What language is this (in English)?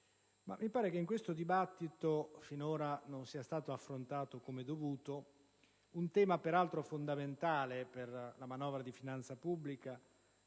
Italian